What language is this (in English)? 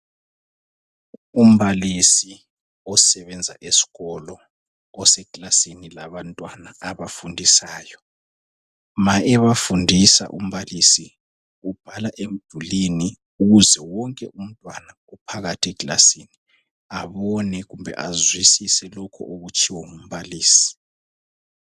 North Ndebele